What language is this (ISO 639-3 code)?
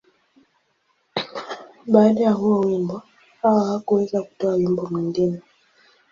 swa